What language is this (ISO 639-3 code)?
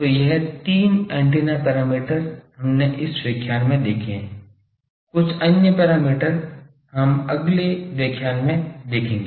hin